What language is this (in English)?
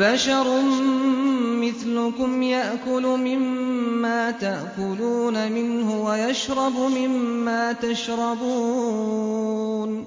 Arabic